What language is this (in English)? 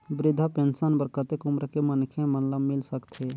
Chhattisgarhi